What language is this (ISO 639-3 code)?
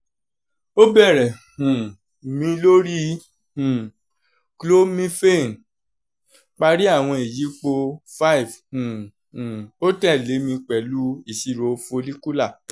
yor